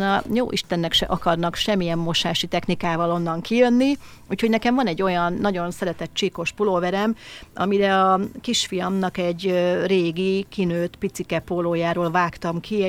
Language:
Hungarian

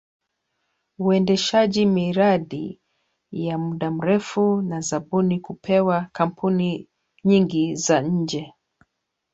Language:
Swahili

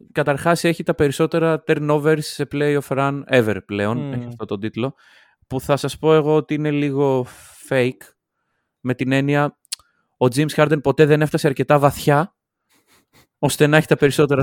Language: Greek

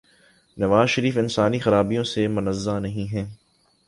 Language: Urdu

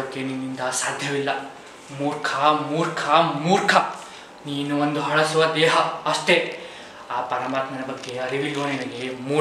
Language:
Hindi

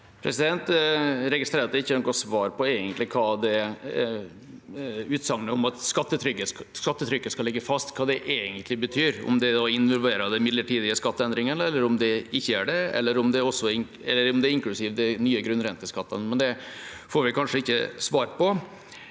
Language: Norwegian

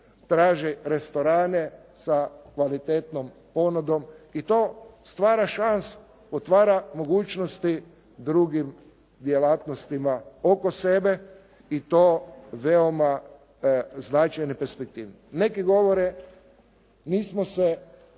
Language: Croatian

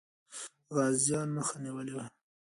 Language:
Pashto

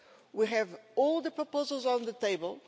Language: English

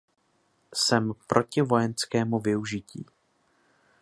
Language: Czech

